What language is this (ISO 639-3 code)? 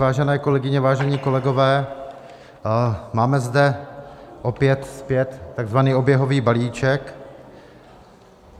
ces